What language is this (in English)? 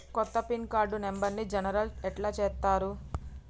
Telugu